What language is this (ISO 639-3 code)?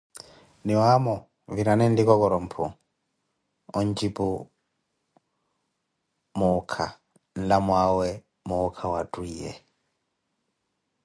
eko